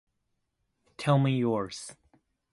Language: English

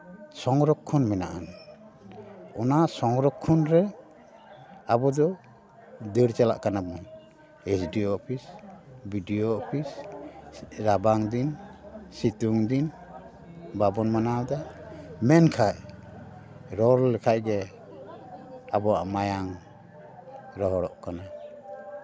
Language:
Santali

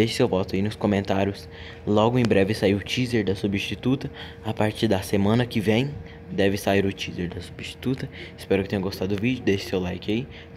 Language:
Portuguese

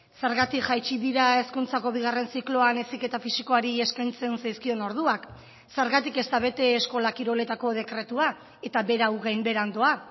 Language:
Basque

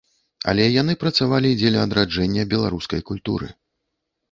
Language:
Belarusian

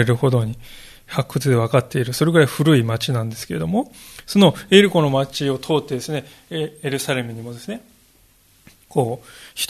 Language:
Japanese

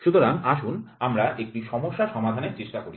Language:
Bangla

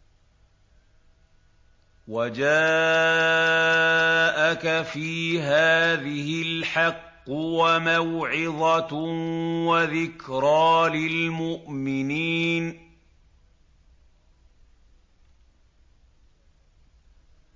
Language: Arabic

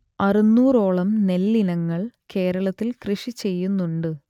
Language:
Malayalam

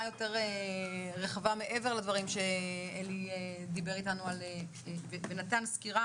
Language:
Hebrew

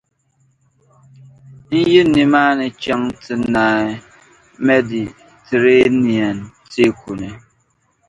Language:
Dagbani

